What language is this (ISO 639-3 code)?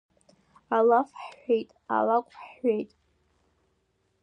abk